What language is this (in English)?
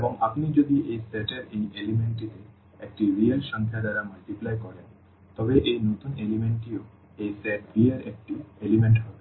Bangla